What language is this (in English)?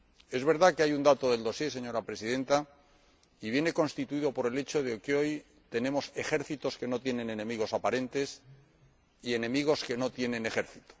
Spanish